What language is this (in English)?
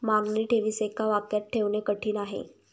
Marathi